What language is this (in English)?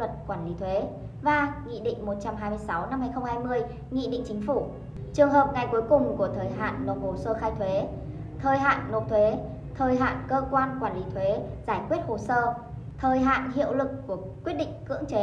Vietnamese